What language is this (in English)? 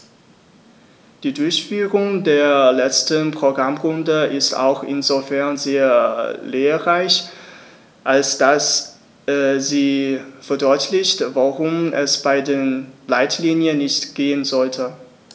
German